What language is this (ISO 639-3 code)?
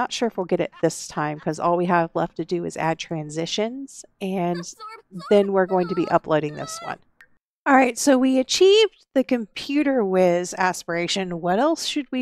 eng